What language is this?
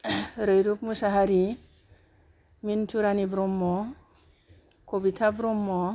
Bodo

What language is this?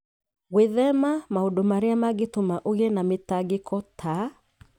Kikuyu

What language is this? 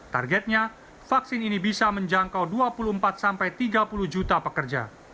Indonesian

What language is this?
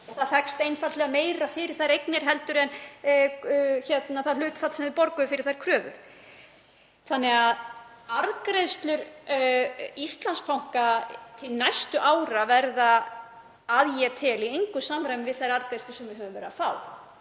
Icelandic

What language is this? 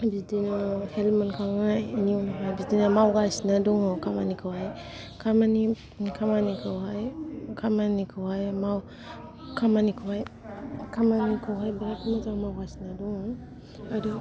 Bodo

